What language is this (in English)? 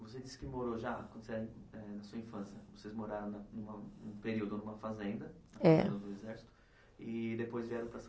Portuguese